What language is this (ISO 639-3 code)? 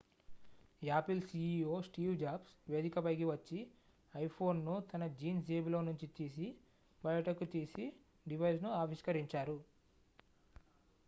tel